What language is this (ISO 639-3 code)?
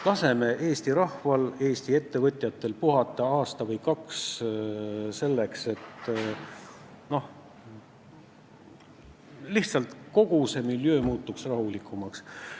est